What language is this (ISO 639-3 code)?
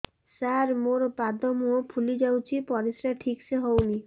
ori